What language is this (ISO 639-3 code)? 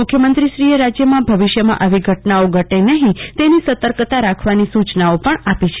guj